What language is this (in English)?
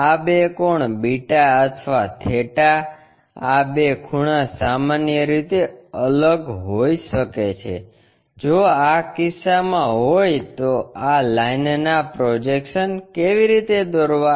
Gujarati